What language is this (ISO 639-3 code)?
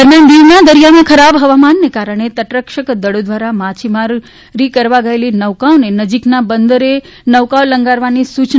guj